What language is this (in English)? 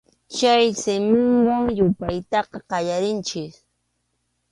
Arequipa-La Unión Quechua